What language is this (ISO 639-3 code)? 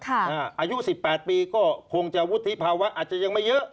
tha